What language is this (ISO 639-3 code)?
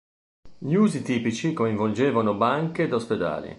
ita